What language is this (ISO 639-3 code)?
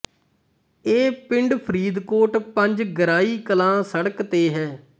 pan